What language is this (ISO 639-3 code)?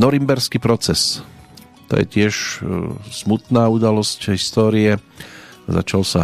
slk